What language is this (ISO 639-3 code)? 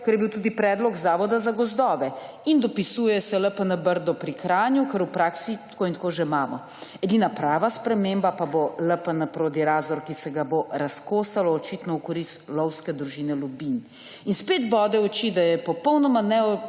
slv